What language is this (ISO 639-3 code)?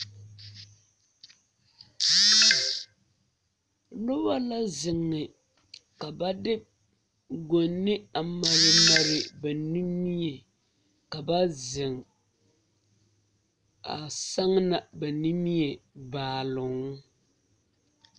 dga